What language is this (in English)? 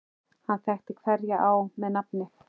Icelandic